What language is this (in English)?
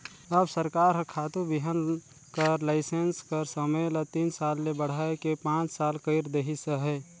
Chhattisgarhi